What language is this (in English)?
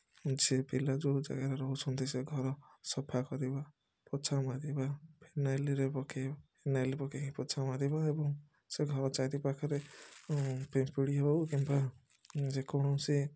Odia